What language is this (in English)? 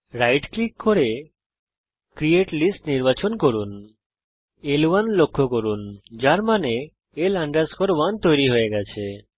Bangla